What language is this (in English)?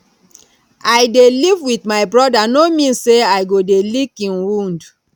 Nigerian Pidgin